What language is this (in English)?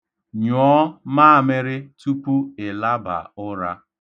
Igbo